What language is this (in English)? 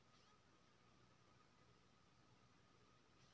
Maithili